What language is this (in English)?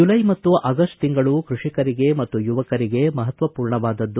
Kannada